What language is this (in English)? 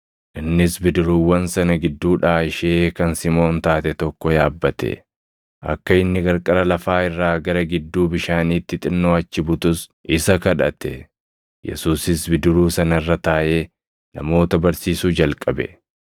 Oromo